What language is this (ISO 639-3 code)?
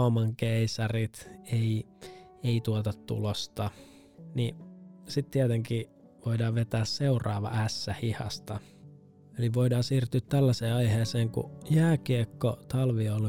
fin